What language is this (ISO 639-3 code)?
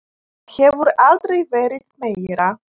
isl